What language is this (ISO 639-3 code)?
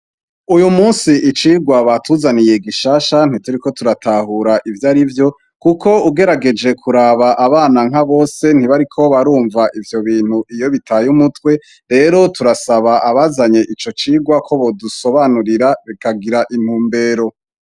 run